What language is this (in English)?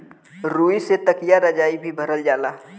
Bhojpuri